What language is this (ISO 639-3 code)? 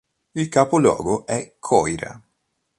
ita